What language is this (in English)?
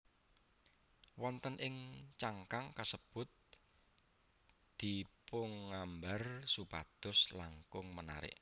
Javanese